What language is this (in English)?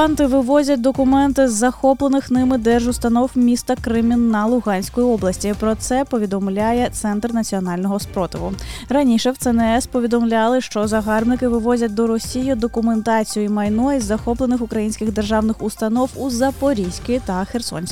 Ukrainian